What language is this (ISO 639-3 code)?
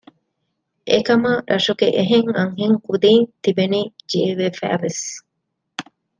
div